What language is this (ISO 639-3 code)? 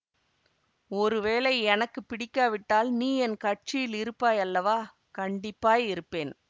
tam